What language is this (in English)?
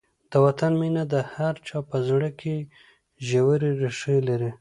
Pashto